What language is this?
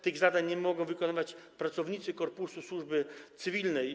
Polish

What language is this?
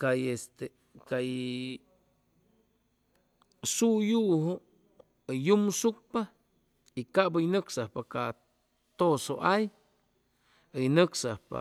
Chimalapa Zoque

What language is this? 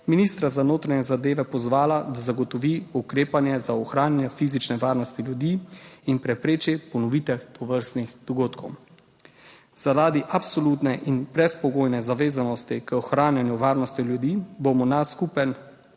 Slovenian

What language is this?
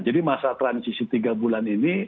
Indonesian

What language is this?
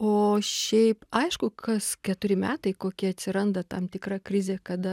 Lithuanian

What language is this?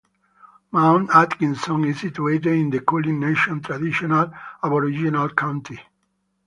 English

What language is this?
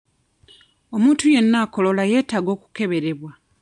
Ganda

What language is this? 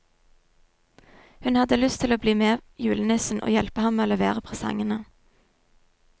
Norwegian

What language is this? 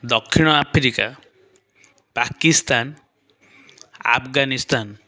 Odia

